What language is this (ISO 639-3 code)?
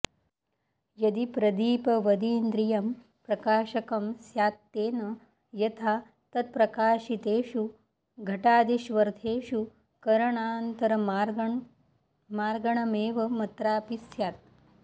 san